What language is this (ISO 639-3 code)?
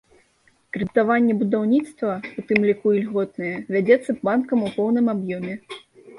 bel